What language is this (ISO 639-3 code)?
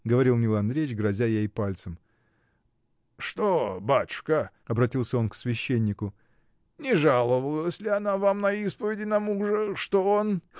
rus